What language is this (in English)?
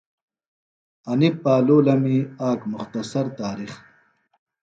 Phalura